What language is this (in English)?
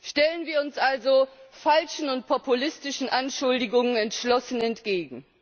German